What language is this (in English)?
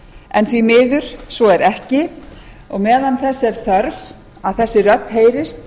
Icelandic